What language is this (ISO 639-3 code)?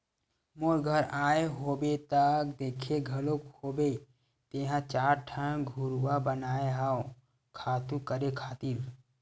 hne